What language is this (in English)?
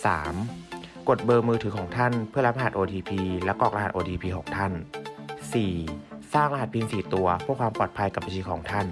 Thai